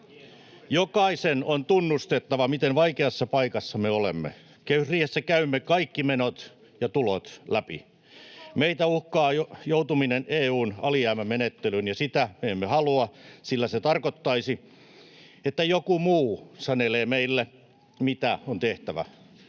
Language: Finnish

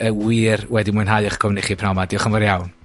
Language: Welsh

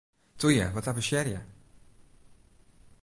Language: Western Frisian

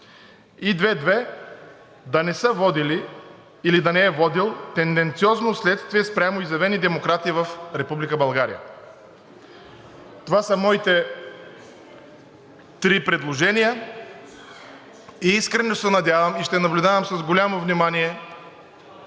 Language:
Bulgarian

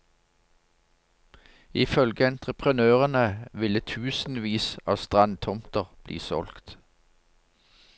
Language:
Norwegian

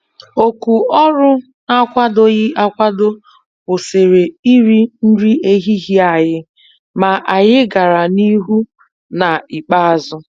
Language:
Igbo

